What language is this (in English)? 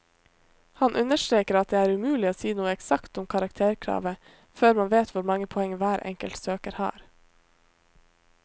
Norwegian